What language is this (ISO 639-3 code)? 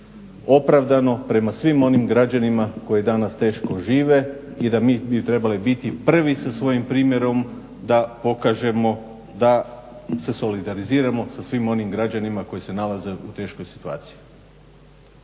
hrv